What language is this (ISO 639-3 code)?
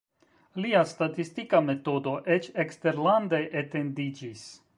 epo